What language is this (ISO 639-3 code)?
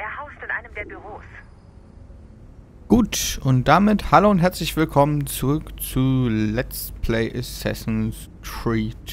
deu